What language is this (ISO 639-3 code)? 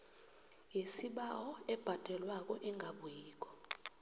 nbl